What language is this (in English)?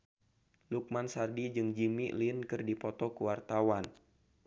Sundanese